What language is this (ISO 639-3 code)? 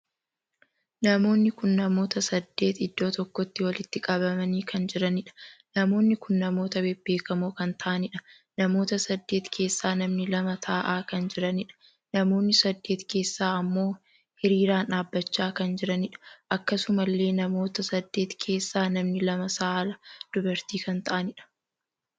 orm